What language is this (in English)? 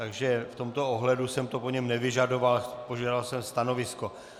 Czech